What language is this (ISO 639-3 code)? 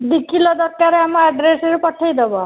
ori